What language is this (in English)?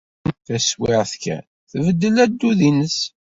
Kabyle